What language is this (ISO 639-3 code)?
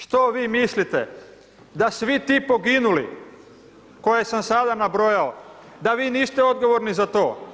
hrv